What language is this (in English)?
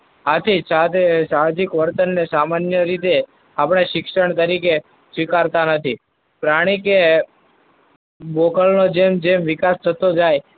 Gujarati